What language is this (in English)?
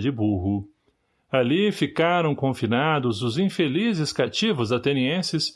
Portuguese